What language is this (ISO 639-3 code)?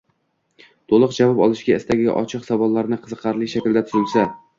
uzb